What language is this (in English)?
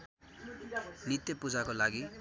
Nepali